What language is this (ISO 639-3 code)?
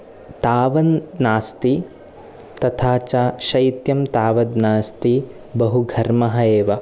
san